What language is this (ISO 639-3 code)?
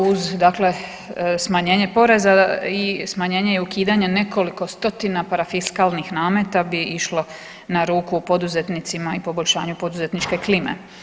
hrv